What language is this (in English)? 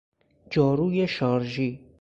Persian